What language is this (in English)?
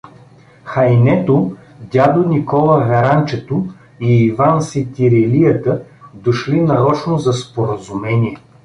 Bulgarian